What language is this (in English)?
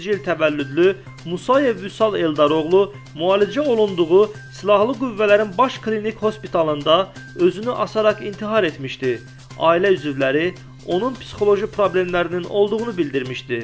Turkish